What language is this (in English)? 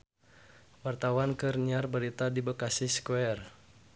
Sundanese